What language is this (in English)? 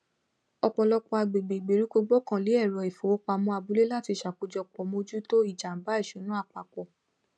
Yoruba